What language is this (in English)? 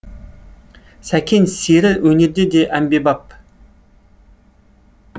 Kazakh